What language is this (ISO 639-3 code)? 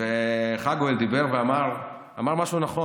heb